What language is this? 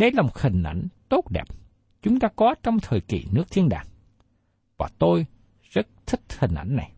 Vietnamese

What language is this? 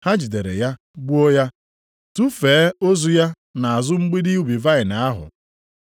Igbo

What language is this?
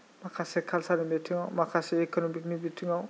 Bodo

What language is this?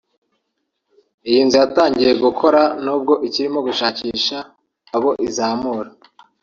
Kinyarwanda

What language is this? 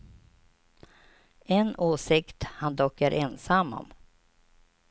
Swedish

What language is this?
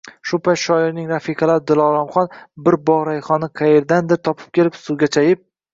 Uzbek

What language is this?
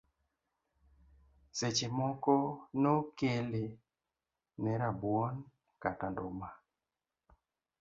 Luo (Kenya and Tanzania)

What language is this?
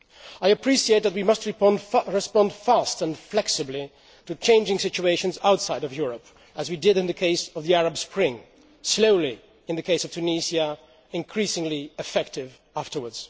English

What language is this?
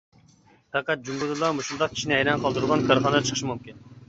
Uyghur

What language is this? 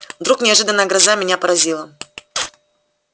Russian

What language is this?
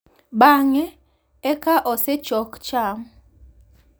Luo (Kenya and Tanzania)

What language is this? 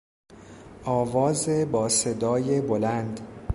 Persian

